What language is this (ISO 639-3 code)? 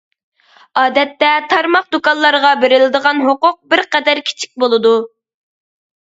uig